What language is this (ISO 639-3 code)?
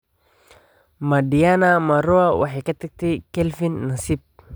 som